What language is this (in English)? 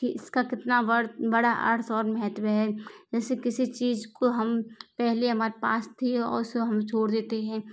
Hindi